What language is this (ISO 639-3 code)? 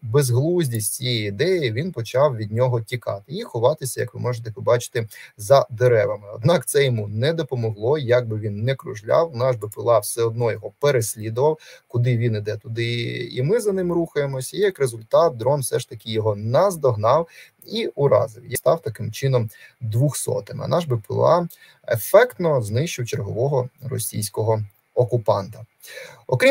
ukr